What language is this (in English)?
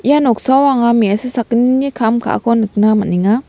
Garo